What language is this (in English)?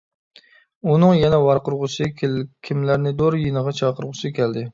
Uyghur